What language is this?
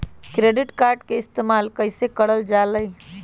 Magahi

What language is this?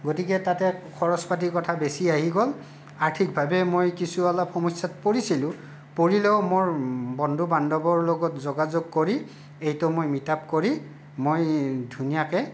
Assamese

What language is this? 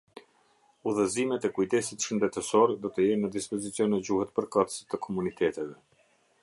Albanian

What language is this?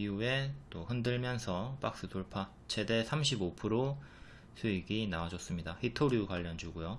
Korean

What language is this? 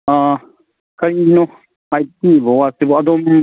Manipuri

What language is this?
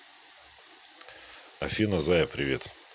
Russian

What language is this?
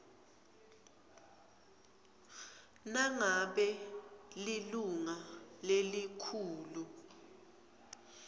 Swati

